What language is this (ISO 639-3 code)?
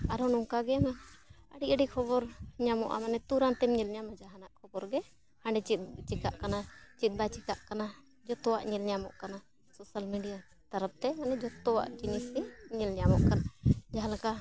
sat